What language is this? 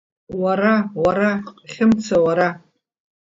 Abkhazian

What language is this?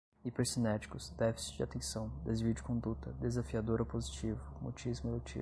Portuguese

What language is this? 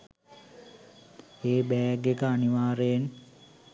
Sinhala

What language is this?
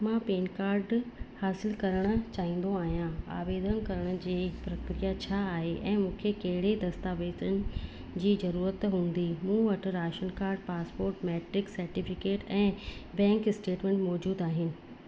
Sindhi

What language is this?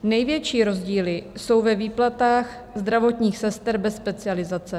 Czech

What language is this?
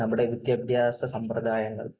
Malayalam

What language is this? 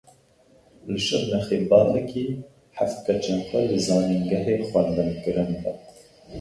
Kurdish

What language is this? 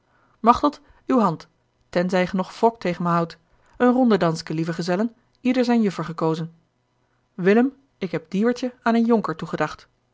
Dutch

